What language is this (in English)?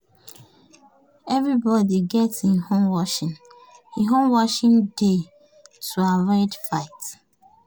Nigerian Pidgin